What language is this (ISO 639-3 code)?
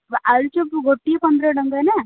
ori